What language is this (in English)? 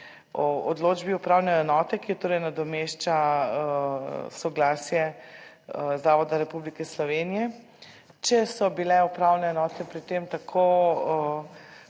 Slovenian